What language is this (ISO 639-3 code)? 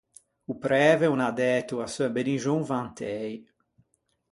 lij